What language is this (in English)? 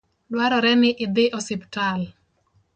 Luo (Kenya and Tanzania)